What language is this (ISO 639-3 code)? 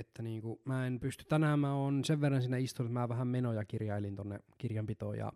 fin